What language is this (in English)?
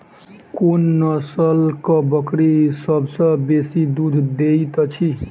Maithili